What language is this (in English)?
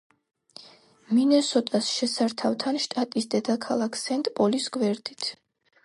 Georgian